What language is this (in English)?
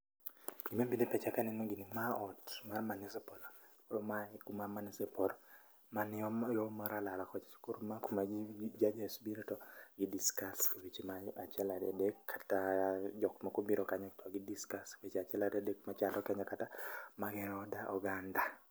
Luo (Kenya and Tanzania)